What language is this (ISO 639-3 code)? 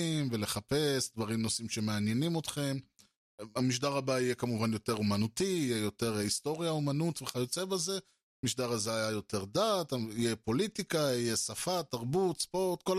heb